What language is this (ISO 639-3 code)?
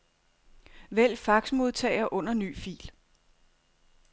dan